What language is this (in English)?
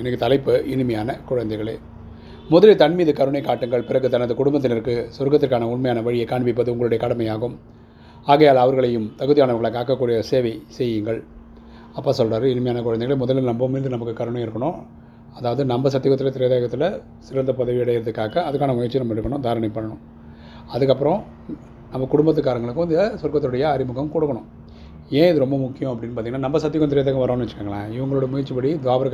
Tamil